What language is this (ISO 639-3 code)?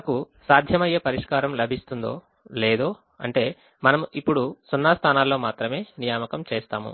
tel